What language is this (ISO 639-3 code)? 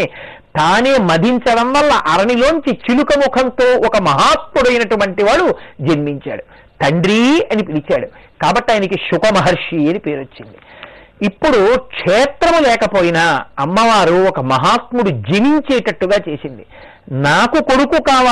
tel